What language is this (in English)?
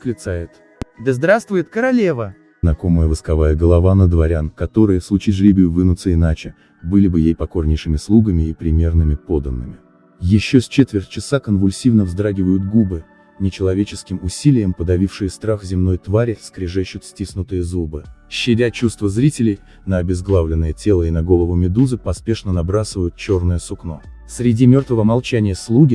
Russian